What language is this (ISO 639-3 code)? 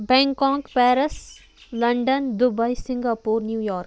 kas